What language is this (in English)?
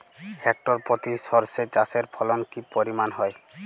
Bangla